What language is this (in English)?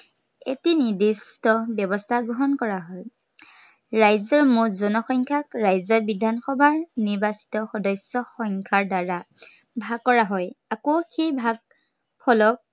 Assamese